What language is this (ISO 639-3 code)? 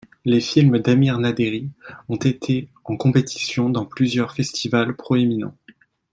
fra